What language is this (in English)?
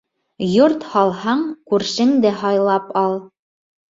Bashkir